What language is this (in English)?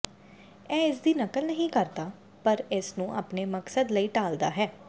Punjabi